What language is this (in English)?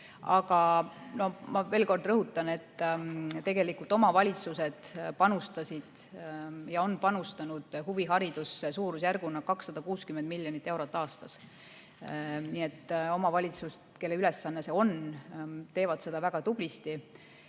Estonian